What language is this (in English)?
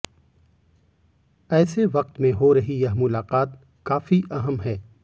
Hindi